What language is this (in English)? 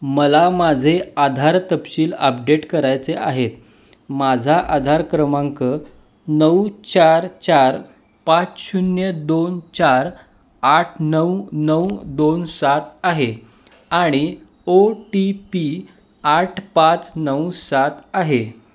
Marathi